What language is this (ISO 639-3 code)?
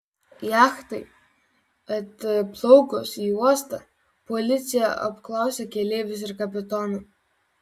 lit